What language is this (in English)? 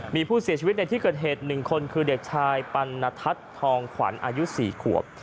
Thai